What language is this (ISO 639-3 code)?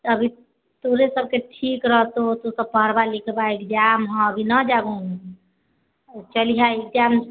mai